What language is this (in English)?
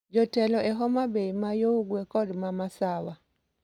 Luo (Kenya and Tanzania)